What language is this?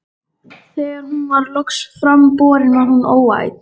Icelandic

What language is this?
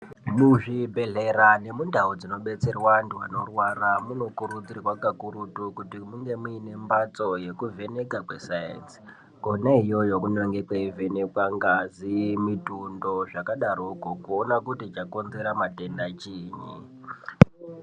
Ndau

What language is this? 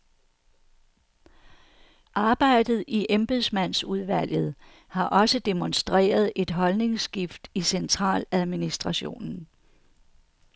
Danish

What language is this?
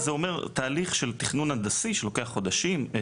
Hebrew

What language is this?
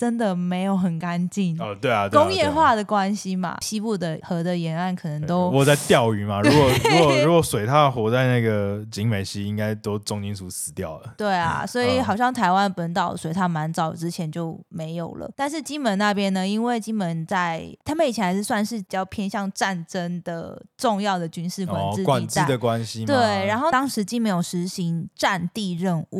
Chinese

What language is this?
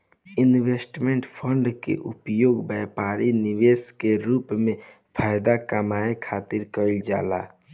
Bhojpuri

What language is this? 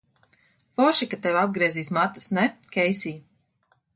Latvian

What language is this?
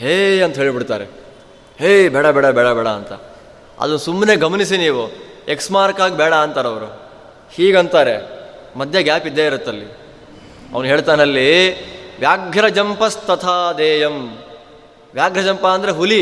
Kannada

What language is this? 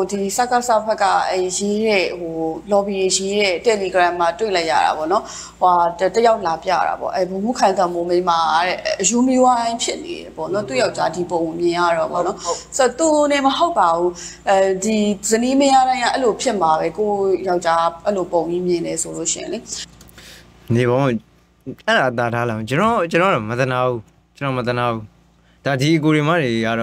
Thai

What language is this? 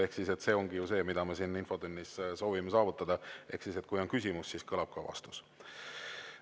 Estonian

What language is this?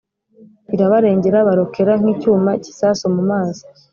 Kinyarwanda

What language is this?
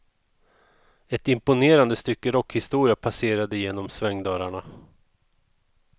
Swedish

